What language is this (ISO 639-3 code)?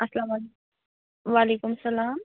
kas